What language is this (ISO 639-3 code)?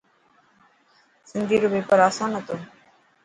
mki